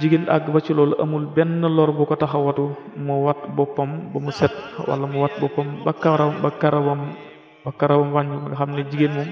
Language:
Arabic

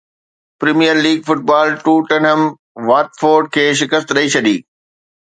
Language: Sindhi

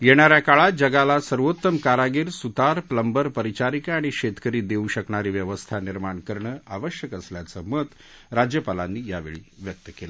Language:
Marathi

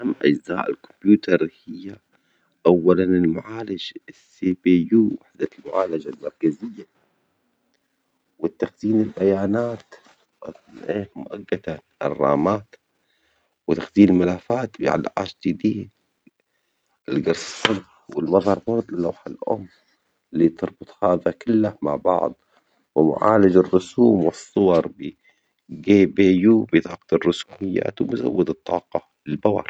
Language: Omani Arabic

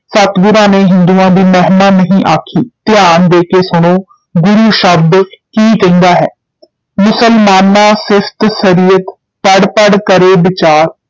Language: Punjabi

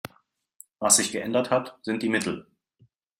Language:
German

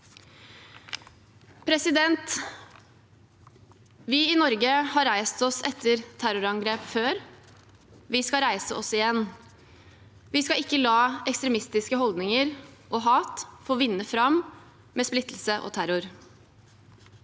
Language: Norwegian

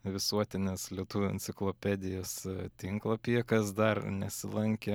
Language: Lithuanian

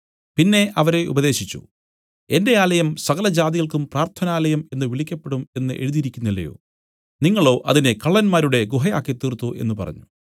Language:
Malayalam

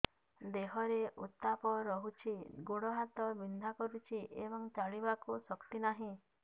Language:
Odia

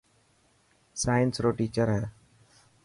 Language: Dhatki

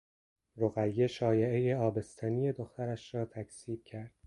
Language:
Persian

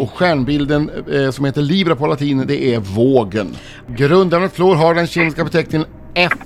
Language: Swedish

